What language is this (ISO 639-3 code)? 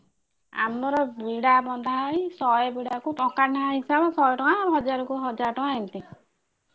ori